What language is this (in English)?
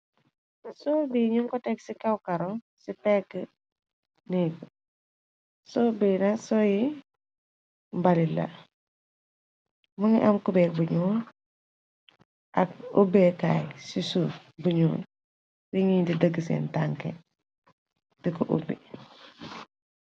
Wolof